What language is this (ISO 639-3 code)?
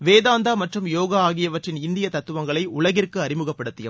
tam